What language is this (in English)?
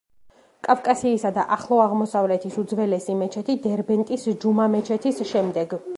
Georgian